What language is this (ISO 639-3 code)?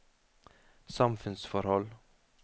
nor